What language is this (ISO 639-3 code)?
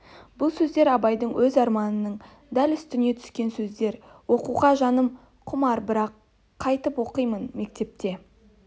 kaz